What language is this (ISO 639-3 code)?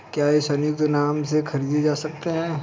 hin